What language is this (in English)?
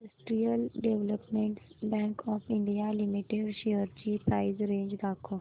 Marathi